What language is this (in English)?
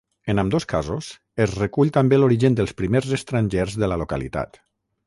Catalan